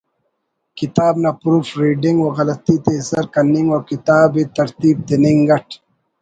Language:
Brahui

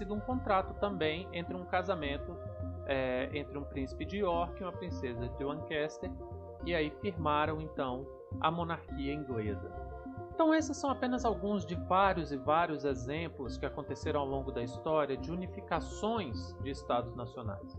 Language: Portuguese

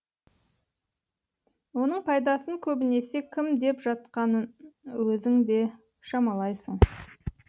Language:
Kazakh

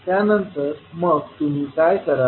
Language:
Marathi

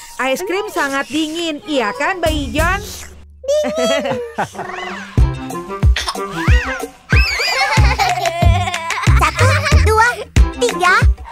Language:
Indonesian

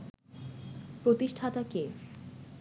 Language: Bangla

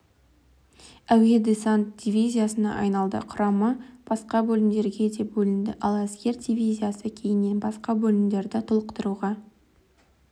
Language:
Kazakh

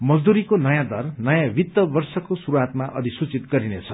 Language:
Nepali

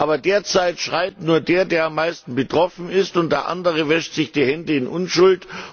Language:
German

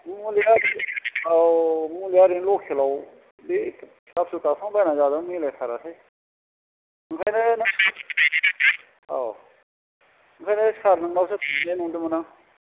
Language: Bodo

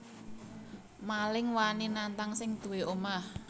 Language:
Javanese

